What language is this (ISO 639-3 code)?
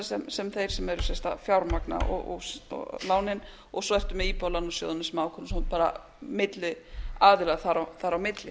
isl